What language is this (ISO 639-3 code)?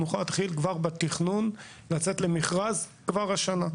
heb